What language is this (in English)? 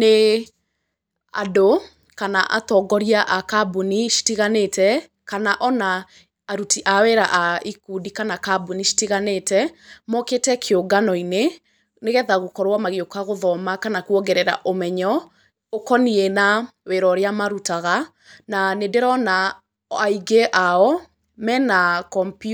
Kikuyu